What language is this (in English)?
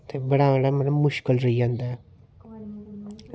Dogri